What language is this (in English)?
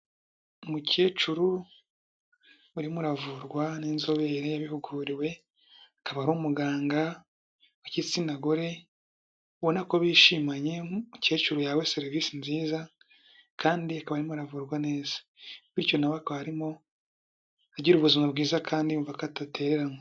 Kinyarwanda